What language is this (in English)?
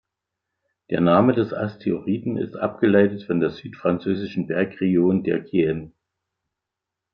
German